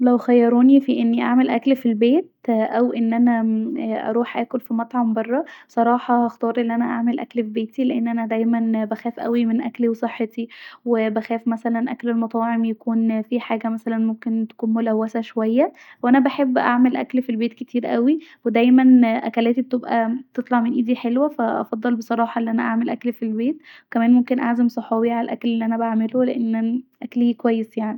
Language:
Egyptian Arabic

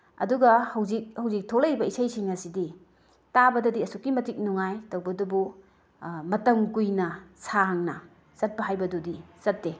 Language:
Manipuri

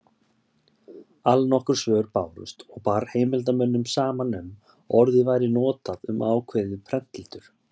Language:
Icelandic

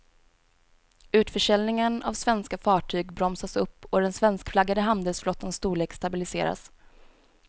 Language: Swedish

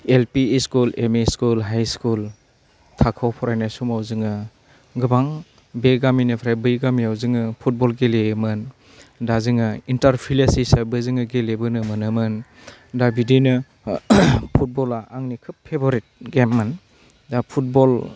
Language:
Bodo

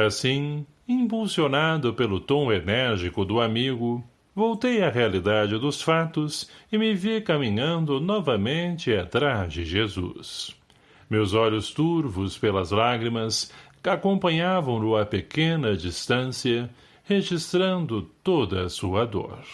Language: Portuguese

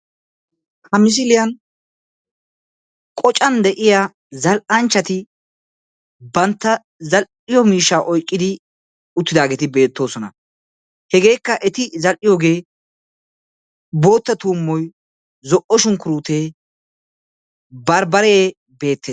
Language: Wolaytta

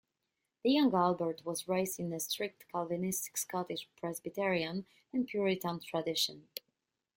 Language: English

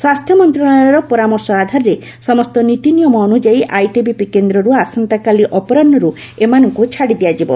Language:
Odia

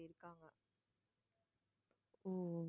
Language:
Tamil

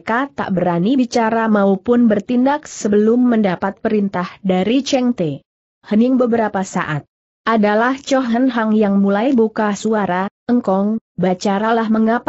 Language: Indonesian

